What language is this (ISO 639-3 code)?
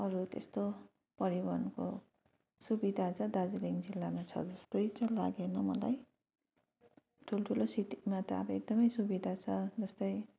nep